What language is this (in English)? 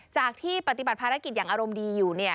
Thai